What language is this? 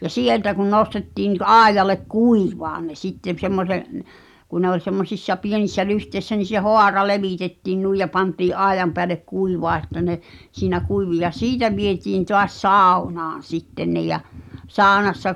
Finnish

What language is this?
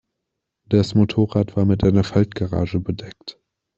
German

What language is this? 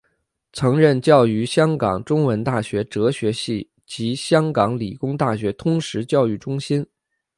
Chinese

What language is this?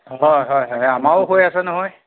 Assamese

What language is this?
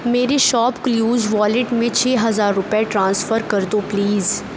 Urdu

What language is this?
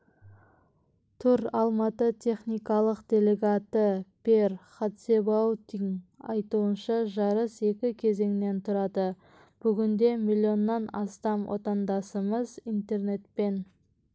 Kazakh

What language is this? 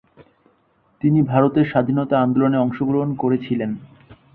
Bangla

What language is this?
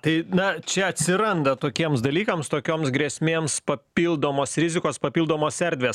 Lithuanian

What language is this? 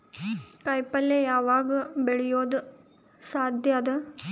Kannada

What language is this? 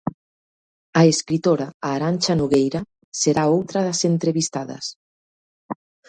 Galician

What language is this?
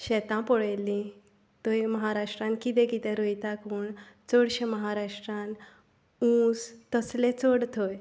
Konkani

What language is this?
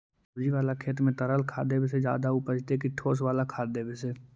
Magahi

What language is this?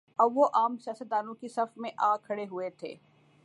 Urdu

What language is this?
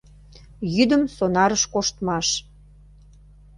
Mari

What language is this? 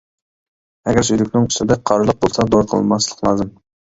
Uyghur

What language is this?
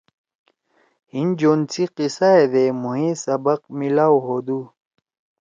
Torwali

